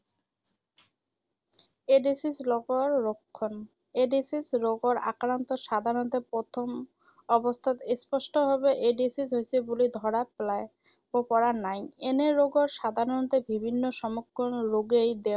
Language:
Assamese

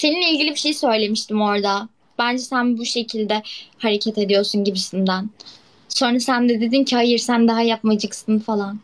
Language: Turkish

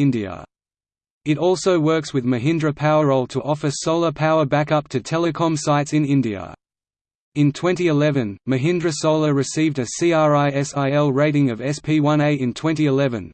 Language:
English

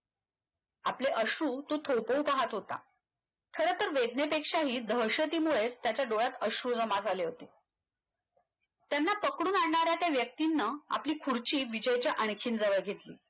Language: Marathi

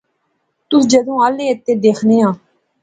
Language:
Pahari-Potwari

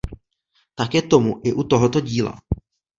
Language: Czech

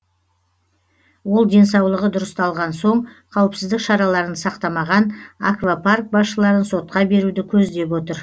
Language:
Kazakh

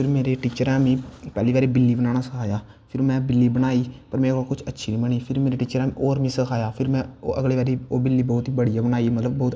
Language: Dogri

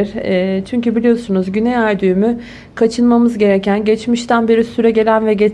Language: Turkish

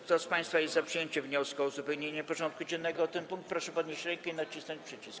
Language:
Polish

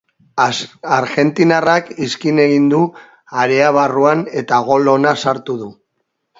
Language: Basque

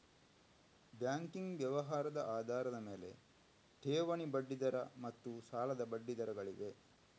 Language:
Kannada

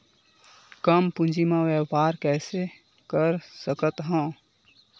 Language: Chhattisgarhi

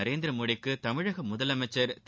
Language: Tamil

